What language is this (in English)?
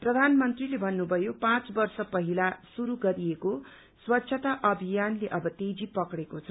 Nepali